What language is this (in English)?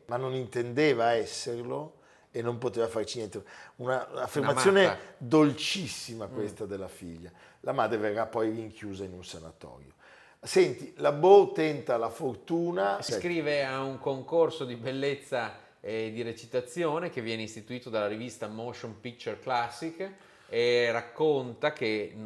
Italian